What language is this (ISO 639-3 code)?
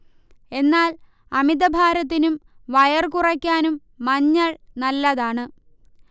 mal